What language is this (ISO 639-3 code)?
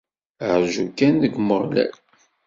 kab